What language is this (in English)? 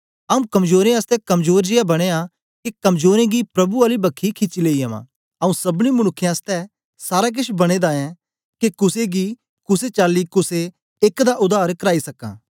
Dogri